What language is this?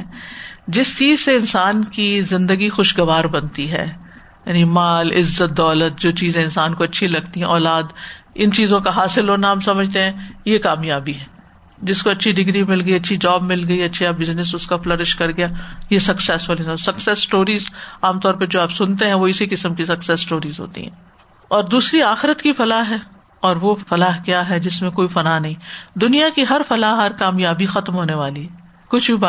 Urdu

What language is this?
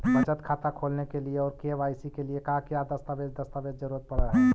Magahi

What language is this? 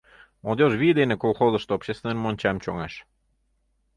Mari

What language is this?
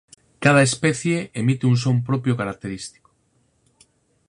Galician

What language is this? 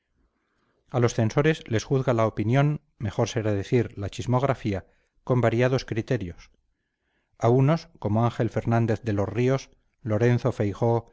Spanish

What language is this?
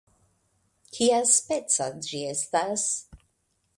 Esperanto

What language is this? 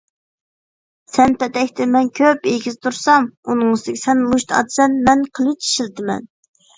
Uyghur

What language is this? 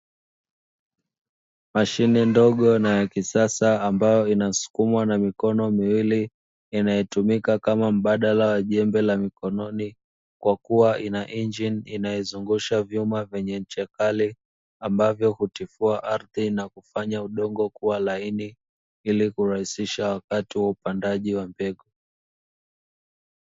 Swahili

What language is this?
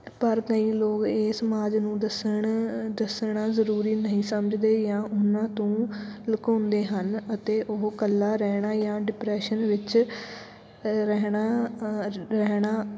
Punjabi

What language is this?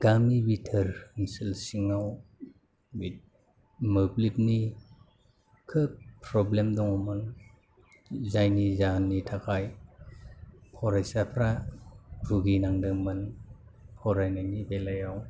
Bodo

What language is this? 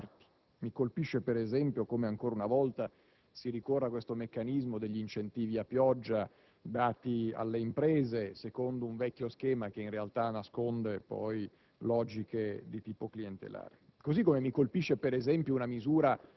Italian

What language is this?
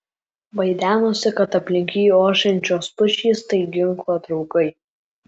Lithuanian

